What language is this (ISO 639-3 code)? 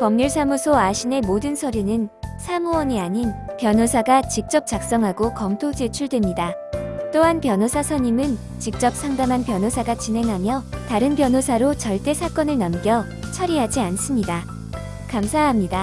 kor